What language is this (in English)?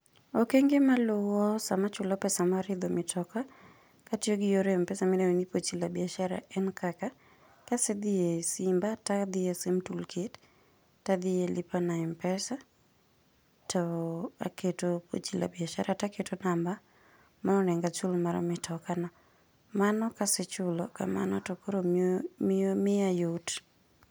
Luo (Kenya and Tanzania)